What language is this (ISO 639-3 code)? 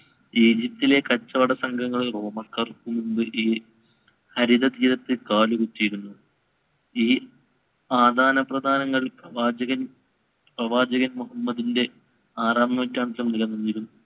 mal